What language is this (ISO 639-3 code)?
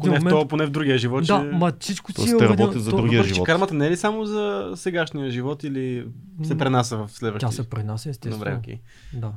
bul